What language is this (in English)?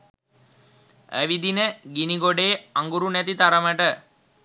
Sinhala